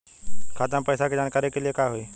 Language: Bhojpuri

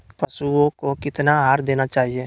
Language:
Magahi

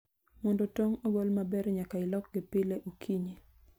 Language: Luo (Kenya and Tanzania)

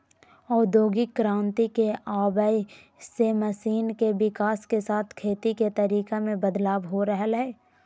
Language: Magahi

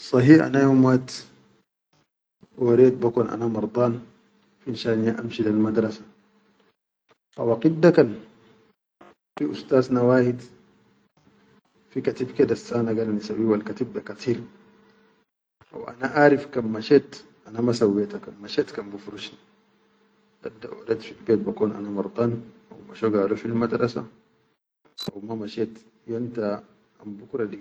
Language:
Chadian Arabic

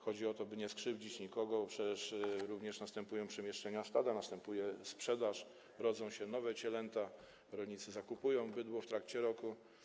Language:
Polish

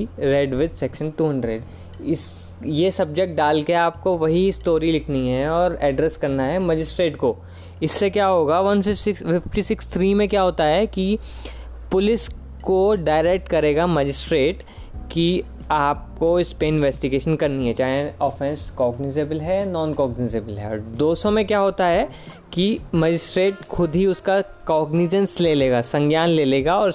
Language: Hindi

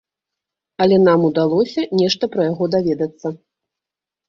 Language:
Belarusian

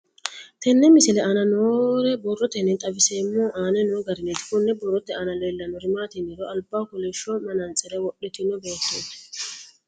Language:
Sidamo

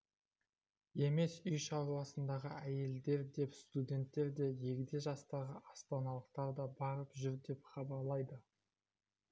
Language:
Kazakh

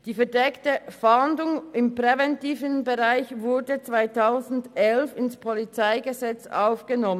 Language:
Swiss German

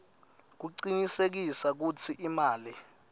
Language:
Swati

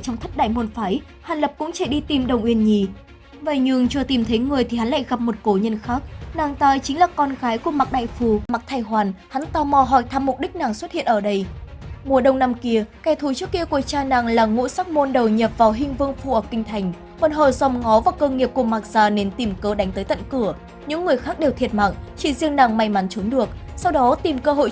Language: Vietnamese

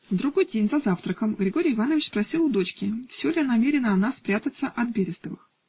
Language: Russian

